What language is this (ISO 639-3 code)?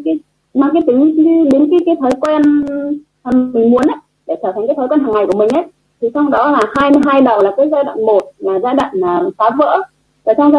vie